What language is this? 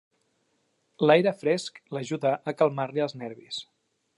Catalan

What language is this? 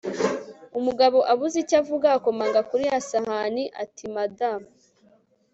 Kinyarwanda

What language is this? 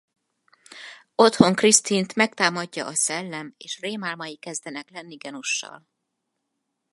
Hungarian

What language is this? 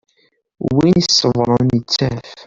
Kabyle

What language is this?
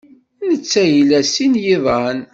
Kabyle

